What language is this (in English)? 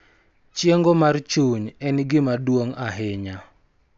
Luo (Kenya and Tanzania)